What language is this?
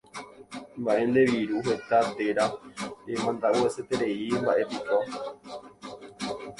Guarani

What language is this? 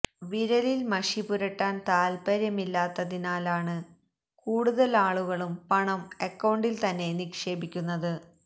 Malayalam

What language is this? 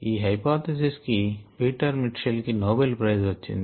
Telugu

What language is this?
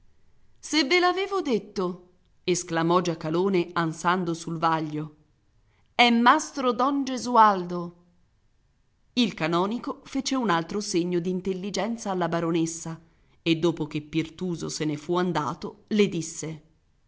Italian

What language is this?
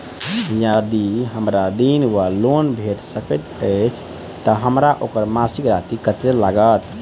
Maithili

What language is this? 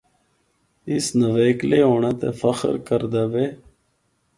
Northern Hindko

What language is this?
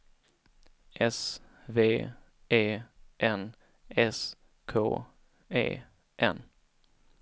Swedish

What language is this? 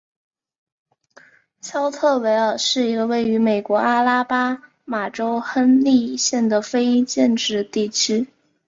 Chinese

